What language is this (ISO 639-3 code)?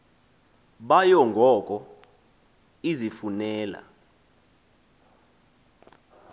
xho